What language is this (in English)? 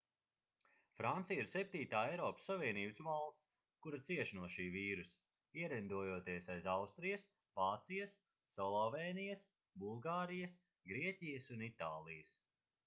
Latvian